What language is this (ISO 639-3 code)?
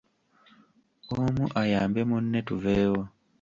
lug